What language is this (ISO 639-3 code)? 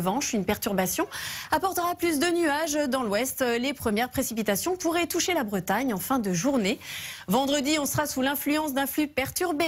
fra